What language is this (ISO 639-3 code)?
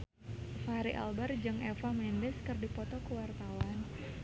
sun